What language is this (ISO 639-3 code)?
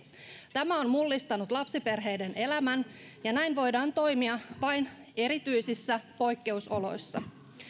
fin